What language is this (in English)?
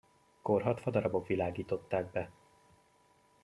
Hungarian